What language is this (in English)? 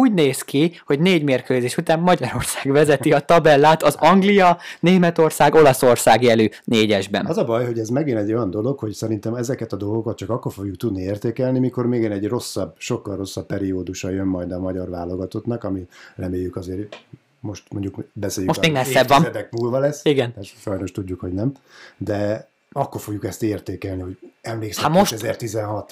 Hungarian